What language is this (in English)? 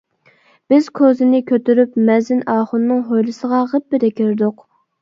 Uyghur